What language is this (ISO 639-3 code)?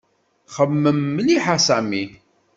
kab